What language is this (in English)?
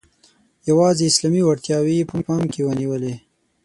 Pashto